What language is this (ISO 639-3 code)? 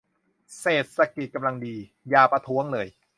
tha